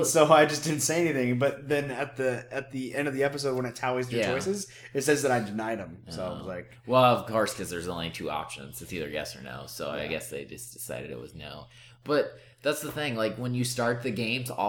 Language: English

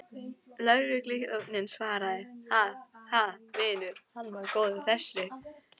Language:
Icelandic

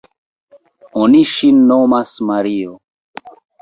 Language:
Esperanto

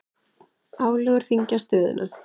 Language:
Icelandic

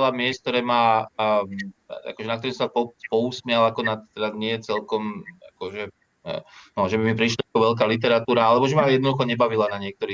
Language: Slovak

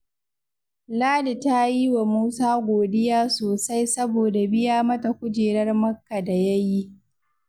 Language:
Hausa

